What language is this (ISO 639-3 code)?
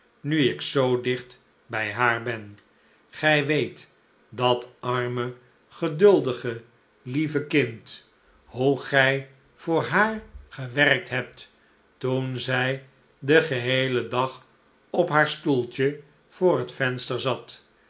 nld